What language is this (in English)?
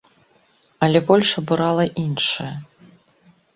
Belarusian